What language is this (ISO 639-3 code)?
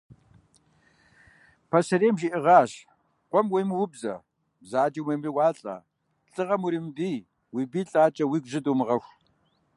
kbd